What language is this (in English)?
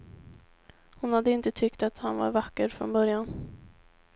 Swedish